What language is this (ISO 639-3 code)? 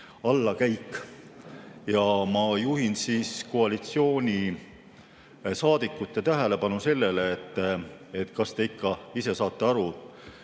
est